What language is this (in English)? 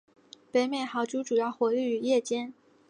Chinese